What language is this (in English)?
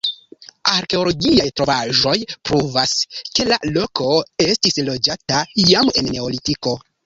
Esperanto